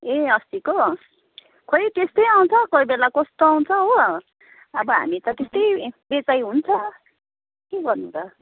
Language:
Nepali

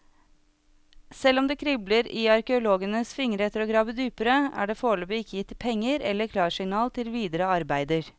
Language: Norwegian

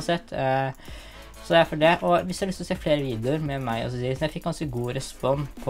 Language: Norwegian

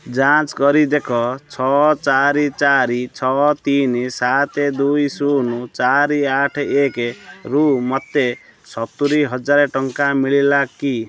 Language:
Odia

